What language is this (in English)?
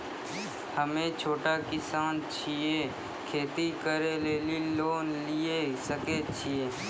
Maithili